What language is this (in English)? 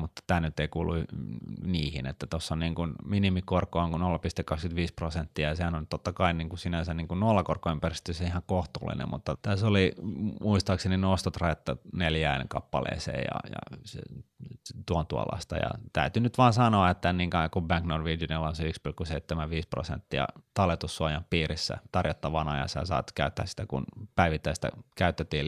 Finnish